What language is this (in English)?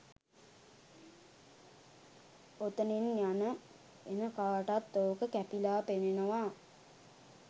Sinhala